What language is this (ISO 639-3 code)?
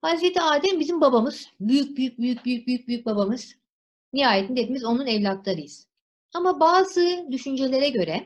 tur